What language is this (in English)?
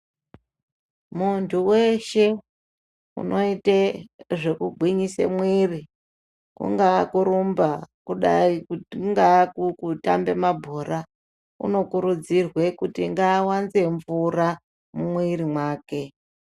Ndau